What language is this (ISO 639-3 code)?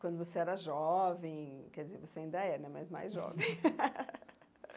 por